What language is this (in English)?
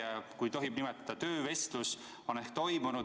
Estonian